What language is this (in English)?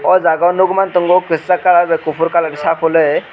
Kok Borok